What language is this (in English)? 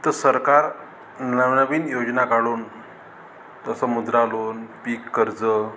Marathi